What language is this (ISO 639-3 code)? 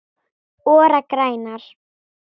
isl